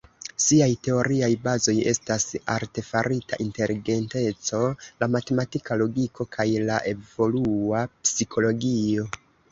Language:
Esperanto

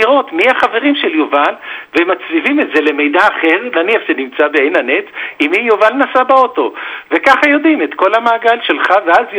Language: Hebrew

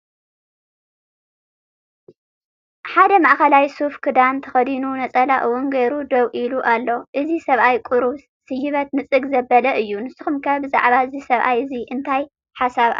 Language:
Tigrinya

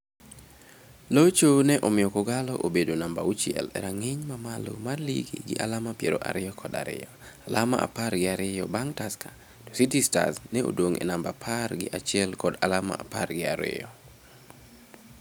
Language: Luo (Kenya and Tanzania)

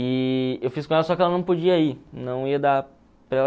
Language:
Portuguese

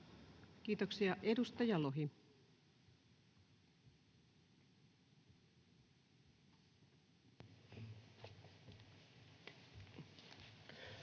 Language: Finnish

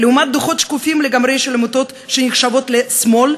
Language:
Hebrew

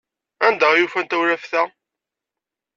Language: Kabyle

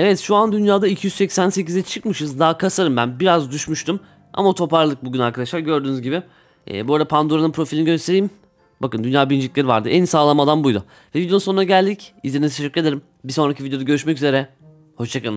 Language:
Turkish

